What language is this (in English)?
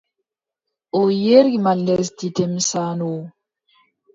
Adamawa Fulfulde